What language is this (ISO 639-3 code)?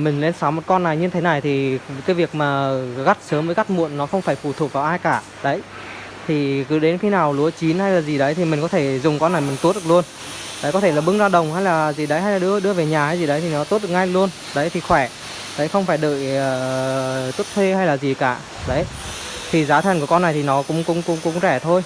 vie